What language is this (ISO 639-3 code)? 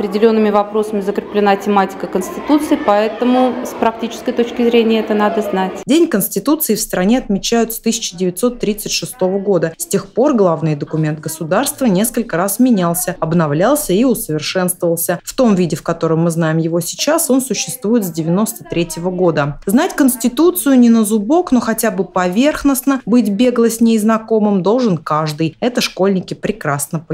rus